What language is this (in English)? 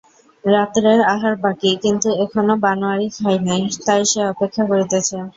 Bangla